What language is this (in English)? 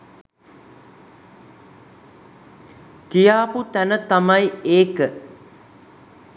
Sinhala